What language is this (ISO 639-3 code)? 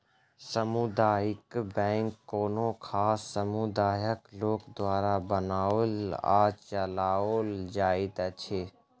mai